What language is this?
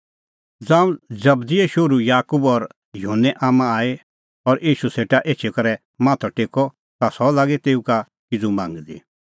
Kullu Pahari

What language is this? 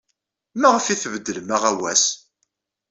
Kabyle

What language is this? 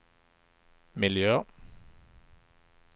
Swedish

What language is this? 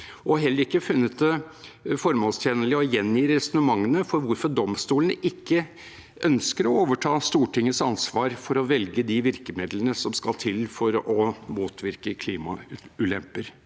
Norwegian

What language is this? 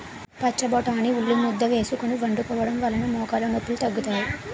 Telugu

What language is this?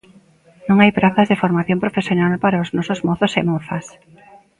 Galician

